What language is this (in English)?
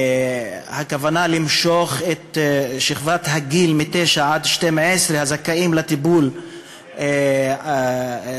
Hebrew